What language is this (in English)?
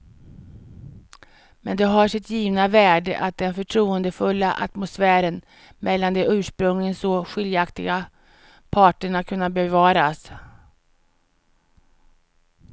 Swedish